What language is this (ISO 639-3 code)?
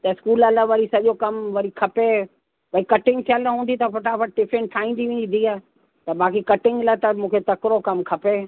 snd